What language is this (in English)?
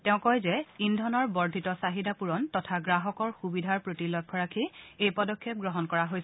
Assamese